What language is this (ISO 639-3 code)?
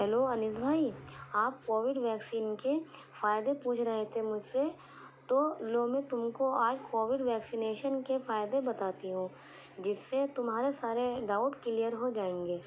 urd